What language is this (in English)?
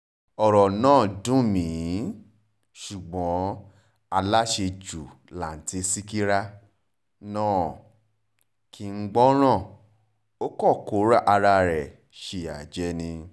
Yoruba